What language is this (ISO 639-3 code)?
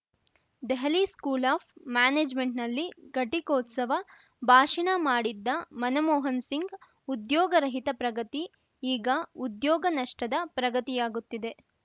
kan